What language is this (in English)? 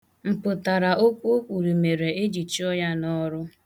Igbo